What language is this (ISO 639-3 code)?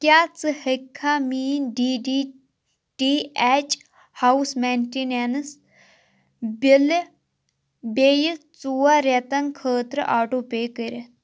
kas